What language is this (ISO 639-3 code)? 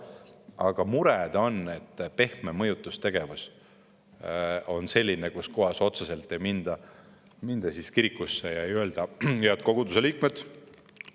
est